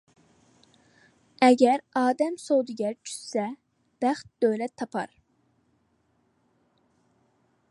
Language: Uyghur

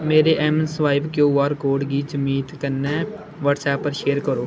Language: Dogri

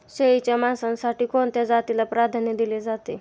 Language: Marathi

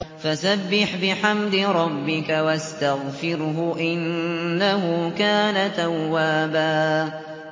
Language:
Arabic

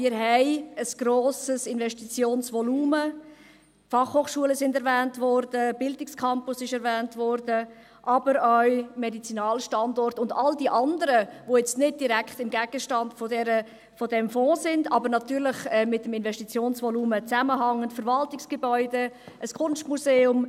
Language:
Swiss German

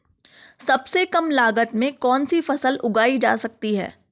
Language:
Hindi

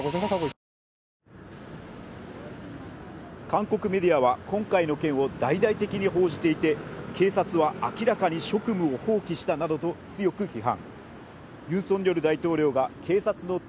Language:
Japanese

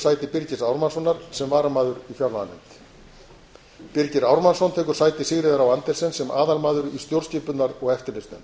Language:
Icelandic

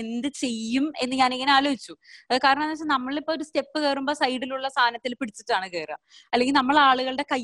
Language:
Malayalam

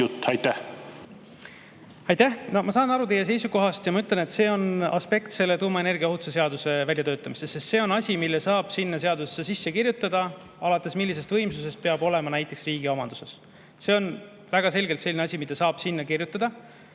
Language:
Estonian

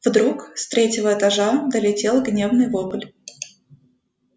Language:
Russian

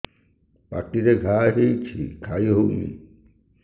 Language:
Odia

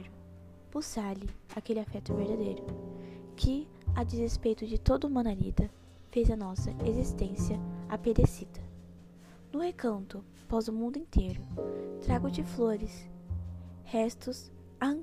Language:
Portuguese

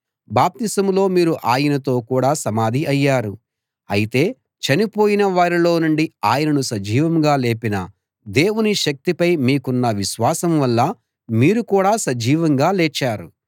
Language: Telugu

